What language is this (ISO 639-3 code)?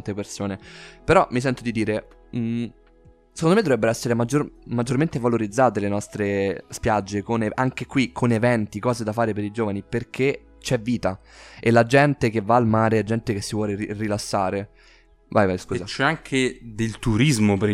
ita